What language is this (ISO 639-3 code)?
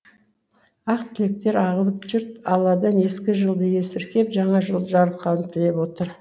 kaz